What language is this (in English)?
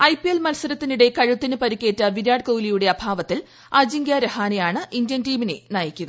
Malayalam